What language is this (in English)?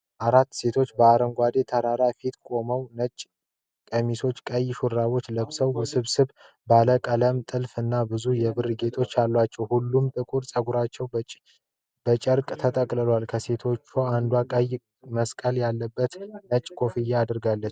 Amharic